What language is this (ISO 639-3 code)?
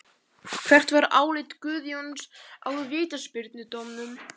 isl